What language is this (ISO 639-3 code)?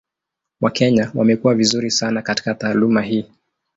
swa